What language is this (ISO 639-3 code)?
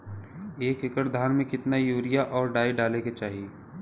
bho